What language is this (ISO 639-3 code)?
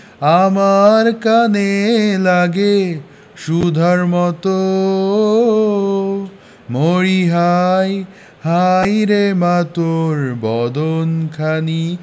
ben